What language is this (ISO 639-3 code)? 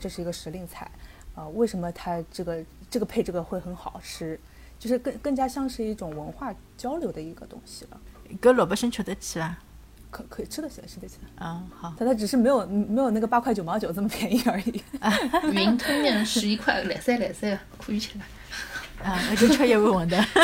zho